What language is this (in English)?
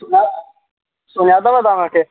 Sindhi